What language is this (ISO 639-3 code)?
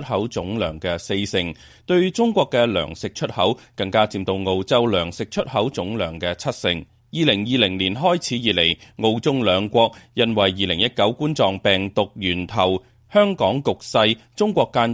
zho